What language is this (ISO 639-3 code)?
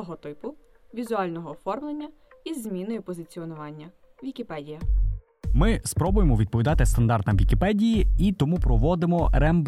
ukr